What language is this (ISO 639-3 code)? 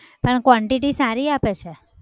guj